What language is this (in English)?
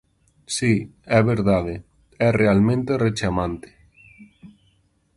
Galician